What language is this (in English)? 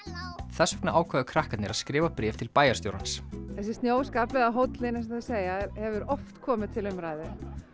Icelandic